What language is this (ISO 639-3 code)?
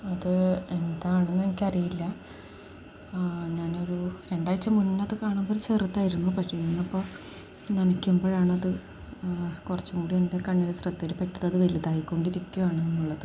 mal